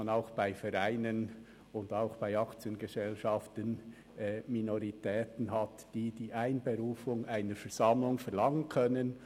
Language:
Swiss German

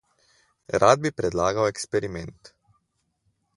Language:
Slovenian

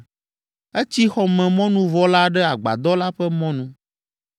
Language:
Ewe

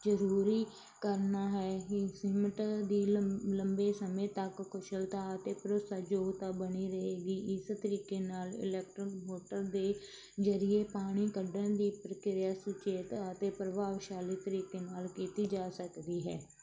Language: Punjabi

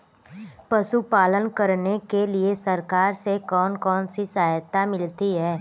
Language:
Hindi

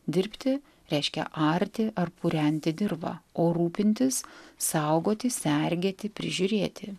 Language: Lithuanian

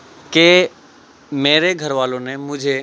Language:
Urdu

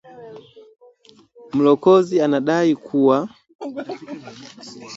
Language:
Swahili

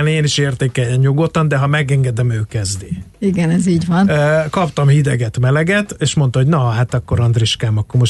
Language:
Hungarian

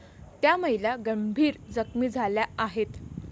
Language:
Marathi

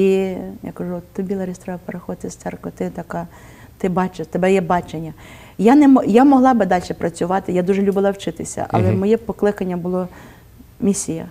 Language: Ukrainian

